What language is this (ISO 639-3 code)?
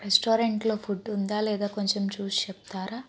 tel